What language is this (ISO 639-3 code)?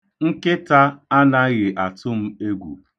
ibo